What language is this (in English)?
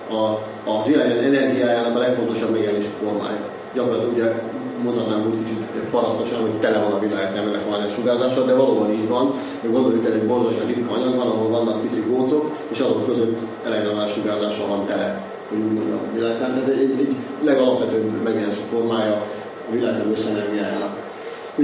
Hungarian